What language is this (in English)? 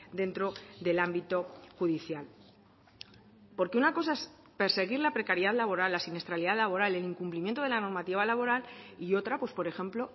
Spanish